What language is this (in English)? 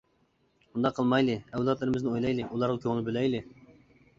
Uyghur